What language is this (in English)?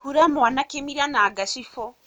Kikuyu